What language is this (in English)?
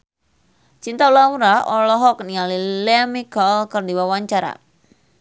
Sundanese